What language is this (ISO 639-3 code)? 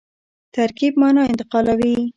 pus